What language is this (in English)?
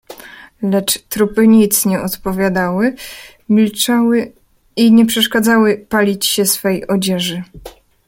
Polish